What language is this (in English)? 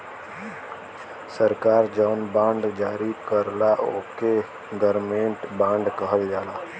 Bhojpuri